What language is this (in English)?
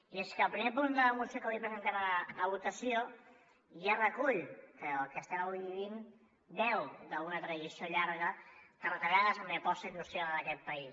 Catalan